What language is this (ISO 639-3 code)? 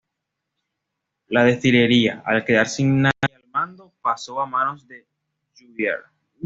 spa